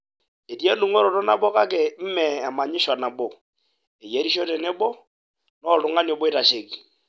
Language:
Masai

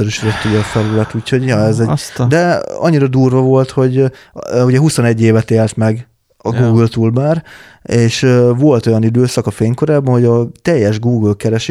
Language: Hungarian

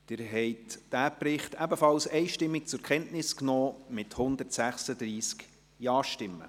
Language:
Swiss German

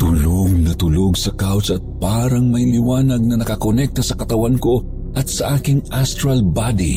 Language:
Filipino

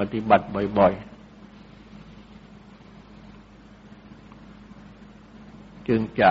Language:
Thai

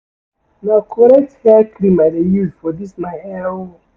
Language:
Nigerian Pidgin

